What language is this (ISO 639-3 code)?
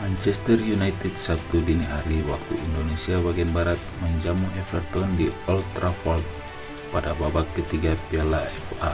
ind